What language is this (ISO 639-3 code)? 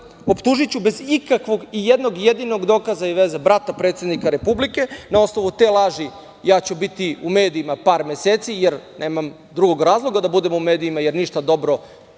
srp